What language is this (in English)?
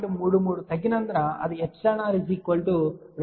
Telugu